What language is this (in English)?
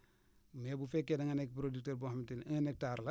Wolof